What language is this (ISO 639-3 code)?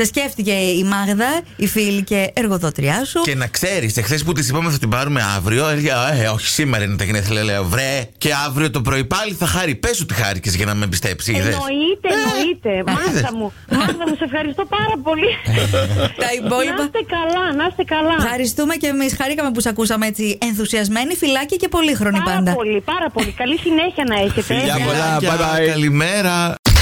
ell